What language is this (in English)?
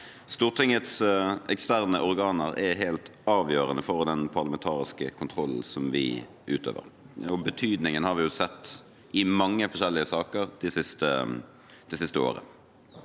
Norwegian